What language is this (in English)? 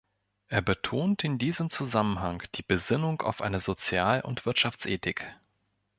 German